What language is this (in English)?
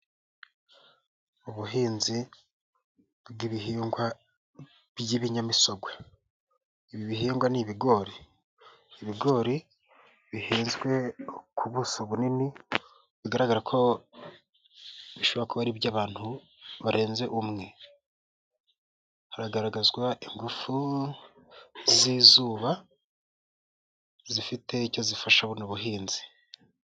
Kinyarwanda